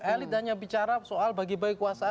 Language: Indonesian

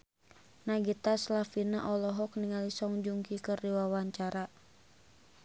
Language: Sundanese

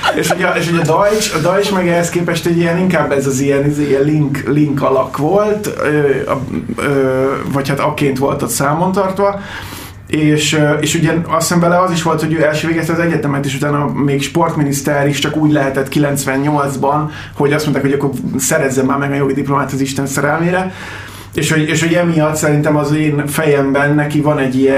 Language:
Hungarian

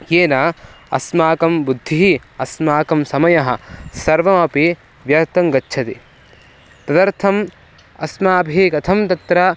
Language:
Sanskrit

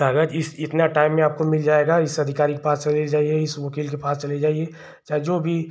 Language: Hindi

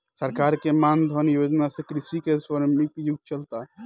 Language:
Bhojpuri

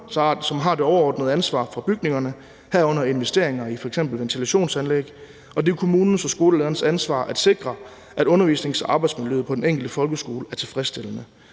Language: Danish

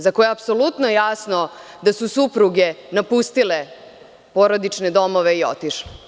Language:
Serbian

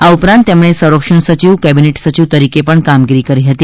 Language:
Gujarati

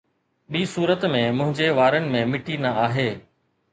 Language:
Sindhi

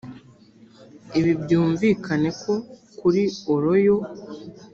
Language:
Kinyarwanda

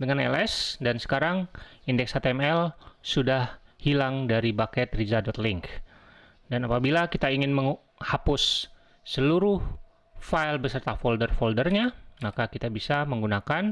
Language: Indonesian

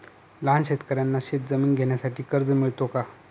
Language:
Marathi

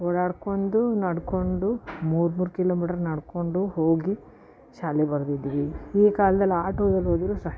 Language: Kannada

